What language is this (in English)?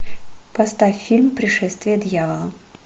Russian